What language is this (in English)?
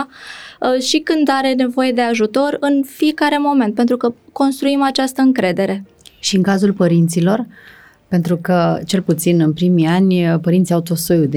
Romanian